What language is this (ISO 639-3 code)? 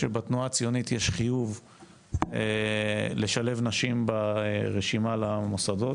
heb